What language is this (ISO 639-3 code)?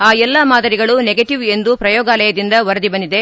kan